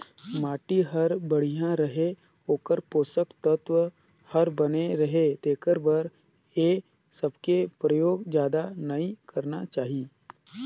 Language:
Chhattisgarhi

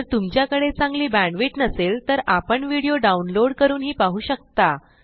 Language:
Marathi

